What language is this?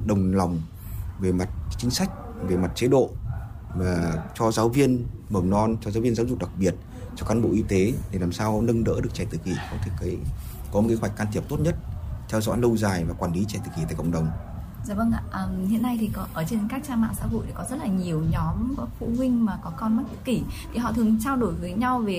Vietnamese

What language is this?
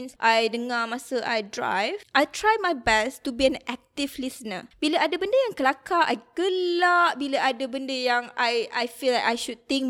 Malay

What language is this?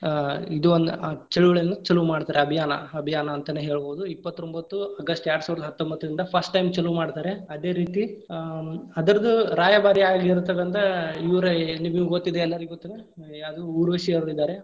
Kannada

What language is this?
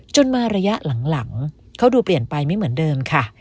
Thai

